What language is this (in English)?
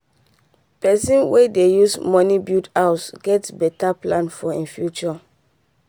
Nigerian Pidgin